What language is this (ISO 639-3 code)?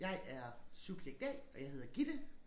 dan